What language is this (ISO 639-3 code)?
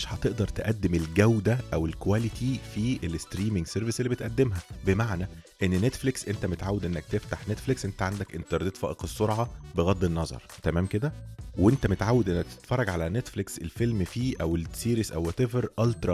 ara